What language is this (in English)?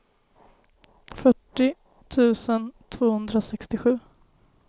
Swedish